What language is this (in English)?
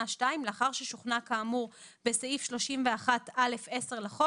Hebrew